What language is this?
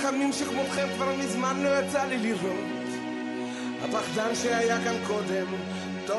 Hebrew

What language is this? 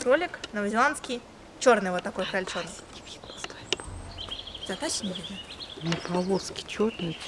Russian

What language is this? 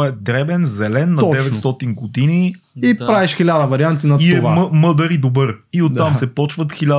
Bulgarian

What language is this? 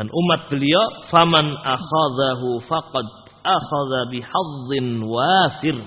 Indonesian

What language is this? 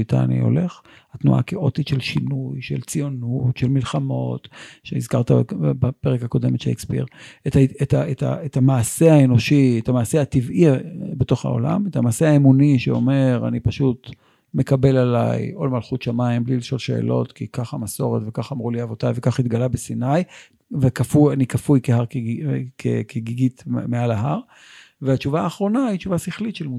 Hebrew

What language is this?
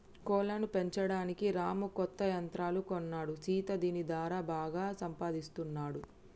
Telugu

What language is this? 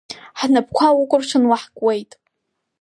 Abkhazian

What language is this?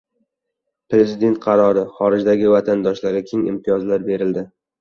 Uzbek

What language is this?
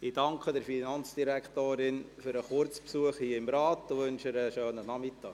Swiss German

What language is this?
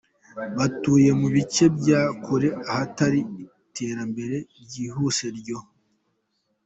Kinyarwanda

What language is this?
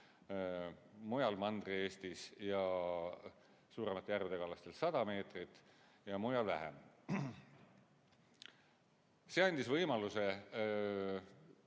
Estonian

